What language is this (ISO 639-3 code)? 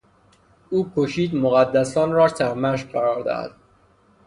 fas